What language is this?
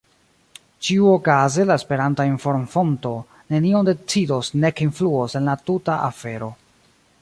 Esperanto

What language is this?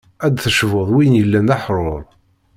Kabyle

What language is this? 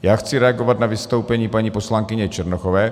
Czech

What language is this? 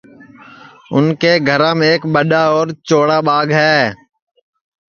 Sansi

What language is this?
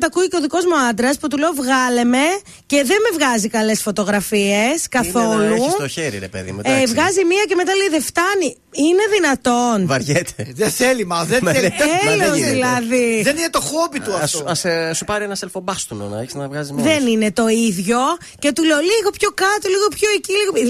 Greek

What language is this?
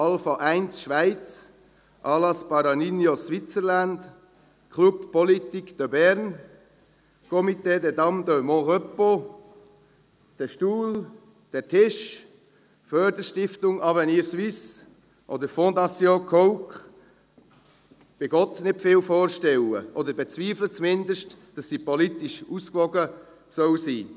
Swiss German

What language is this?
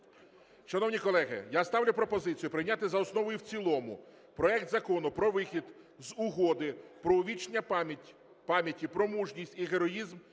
Ukrainian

